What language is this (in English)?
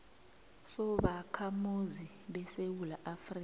South Ndebele